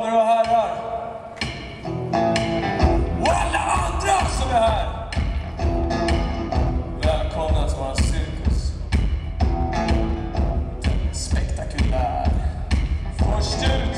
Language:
English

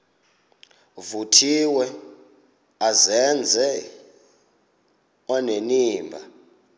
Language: Xhosa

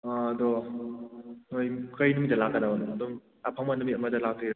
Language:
Manipuri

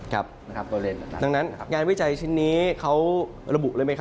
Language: Thai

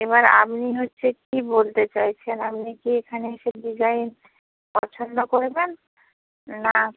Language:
Bangla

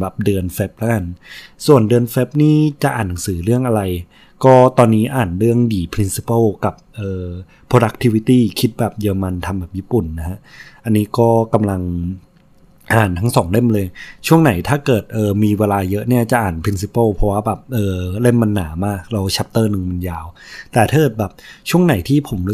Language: Thai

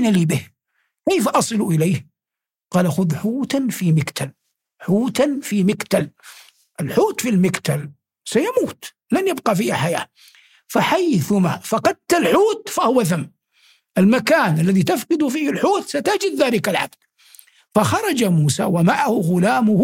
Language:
Arabic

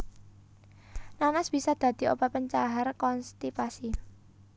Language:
Javanese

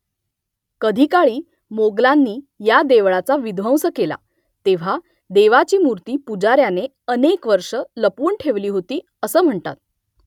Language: Marathi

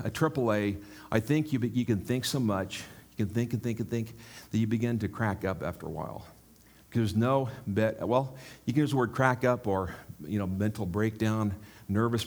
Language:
English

